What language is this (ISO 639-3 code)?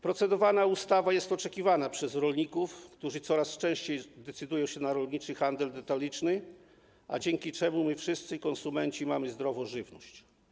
pol